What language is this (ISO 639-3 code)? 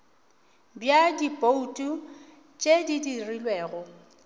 nso